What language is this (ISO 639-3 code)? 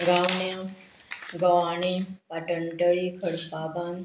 kok